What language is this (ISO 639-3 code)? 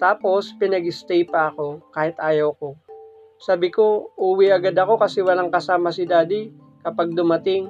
fil